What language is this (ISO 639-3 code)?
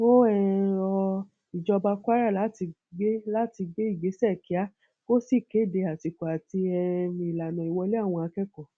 yor